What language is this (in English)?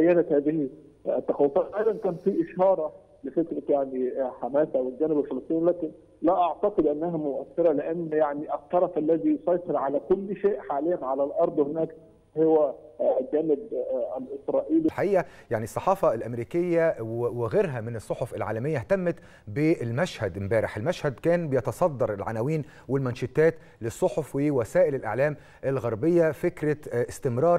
Arabic